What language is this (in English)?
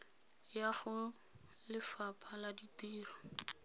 Tswana